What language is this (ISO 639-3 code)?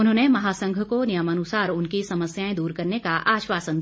hin